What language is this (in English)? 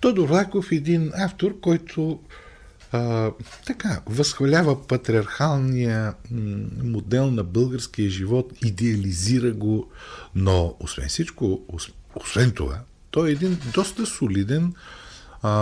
Bulgarian